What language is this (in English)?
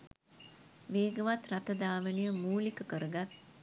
Sinhala